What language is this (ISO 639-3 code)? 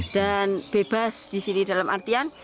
ind